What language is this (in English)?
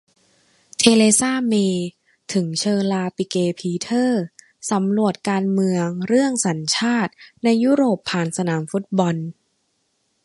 Thai